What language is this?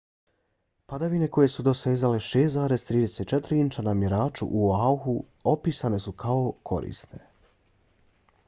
Bosnian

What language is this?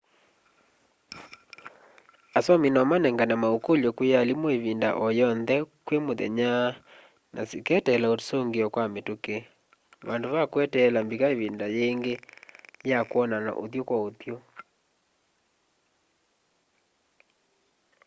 Kamba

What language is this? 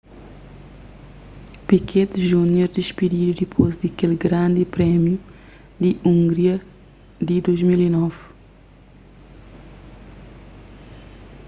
Kabuverdianu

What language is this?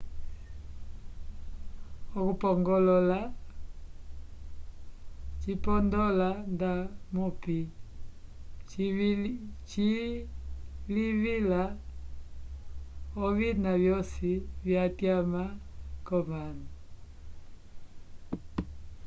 Umbundu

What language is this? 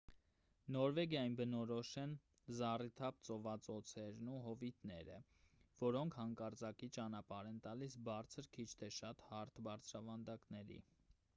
Armenian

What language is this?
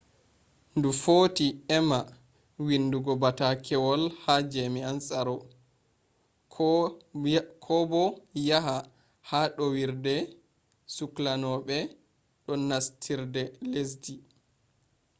Fula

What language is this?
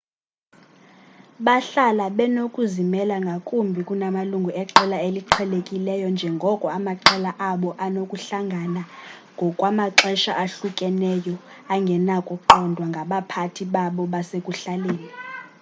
Xhosa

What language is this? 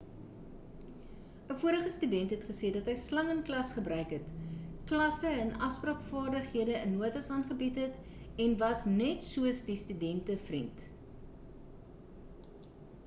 Afrikaans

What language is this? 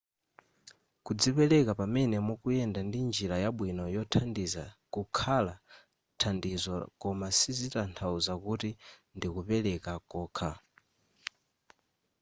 Nyanja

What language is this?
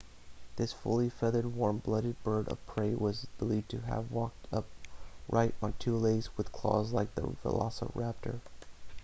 English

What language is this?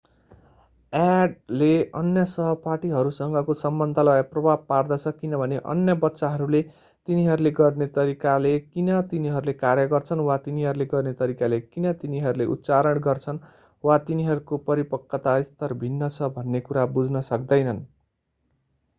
Nepali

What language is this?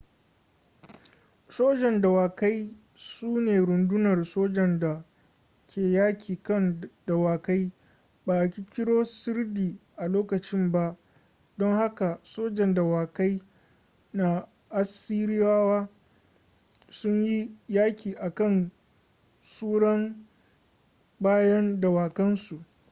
Hausa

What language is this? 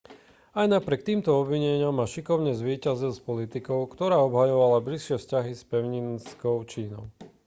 Slovak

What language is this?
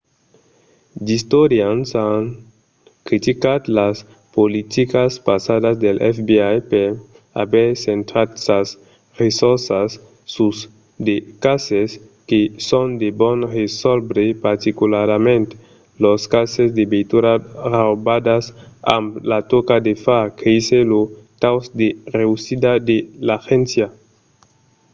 Occitan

